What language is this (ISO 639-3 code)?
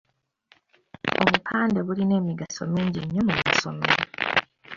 lug